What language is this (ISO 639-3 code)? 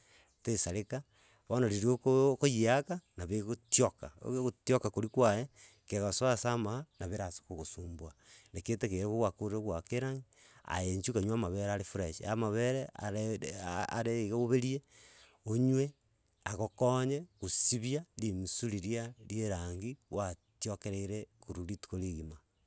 guz